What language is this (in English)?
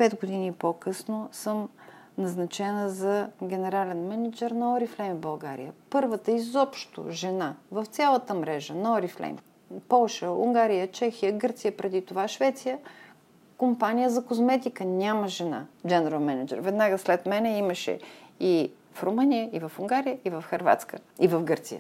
Bulgarian